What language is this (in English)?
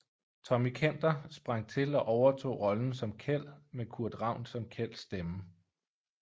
Danish